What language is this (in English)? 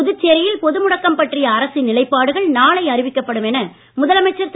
Tamil